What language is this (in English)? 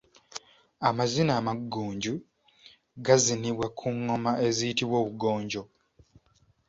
Ganda